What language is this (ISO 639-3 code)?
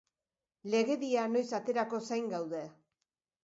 eus